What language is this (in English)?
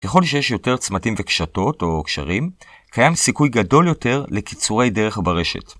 Hebrew